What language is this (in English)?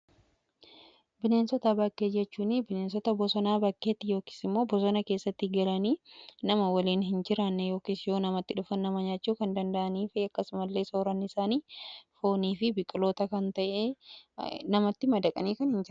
Oromo